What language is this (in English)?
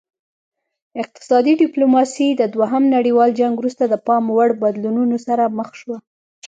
Pashto